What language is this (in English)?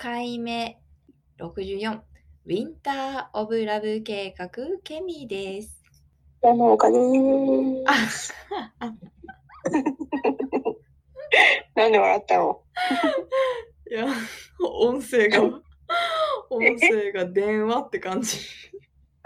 Japanese